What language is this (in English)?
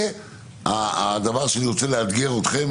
Hebrew